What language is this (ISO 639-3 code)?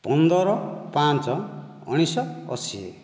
ori